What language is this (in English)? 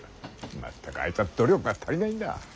Japanese